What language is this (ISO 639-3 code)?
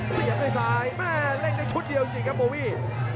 tha